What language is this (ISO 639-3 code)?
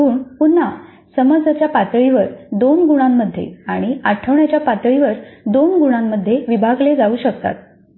mar